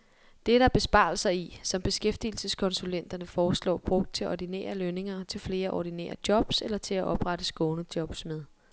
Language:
Danish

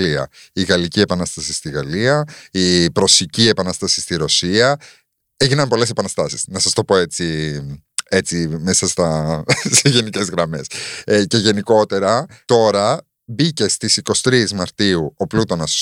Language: Greek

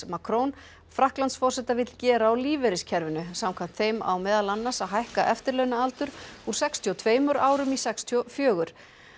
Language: Icelandic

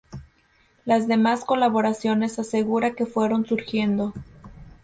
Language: Spanish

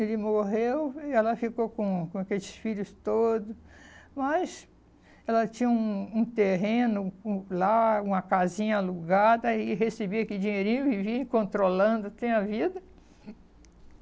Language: Portuguese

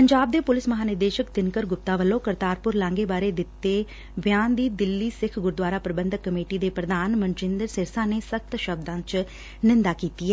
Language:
Punjabi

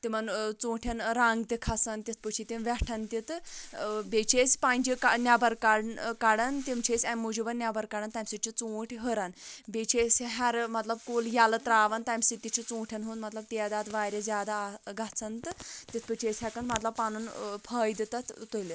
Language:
Kashmiri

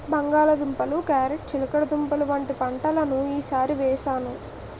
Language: Telugu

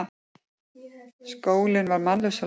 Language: Icelandic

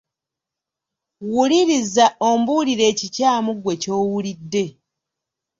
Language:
Ganda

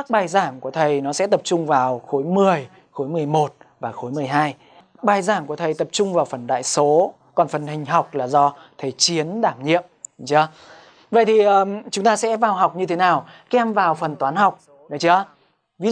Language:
Vietnamese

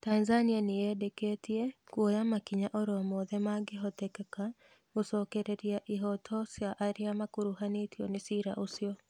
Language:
Kikuyu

